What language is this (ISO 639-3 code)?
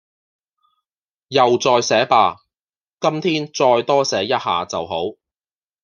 yue